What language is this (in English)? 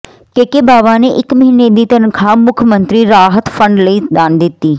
Punjabi